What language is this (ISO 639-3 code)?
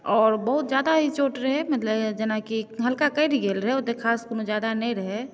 mai